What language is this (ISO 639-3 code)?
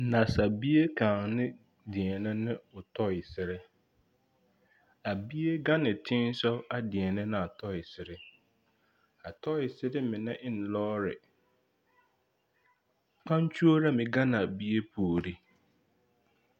dga